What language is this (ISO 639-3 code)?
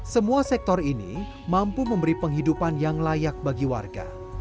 ind